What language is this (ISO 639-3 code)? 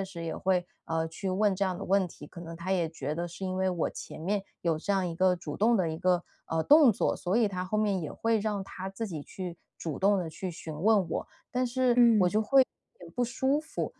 zho